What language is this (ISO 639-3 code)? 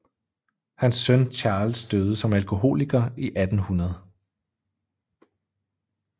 dan